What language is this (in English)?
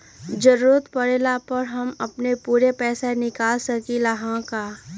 Magahi